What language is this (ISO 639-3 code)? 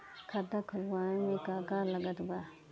bho